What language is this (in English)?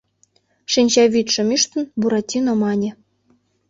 Mari